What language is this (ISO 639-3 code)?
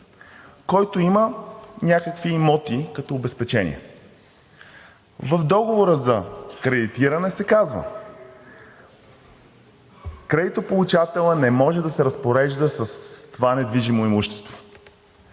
bul